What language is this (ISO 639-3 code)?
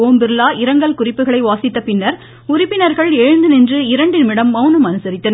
tam